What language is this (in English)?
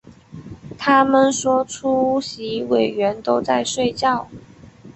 Chinese